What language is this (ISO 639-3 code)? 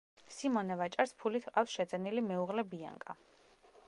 kat